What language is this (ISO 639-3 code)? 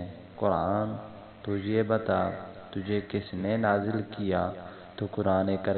urd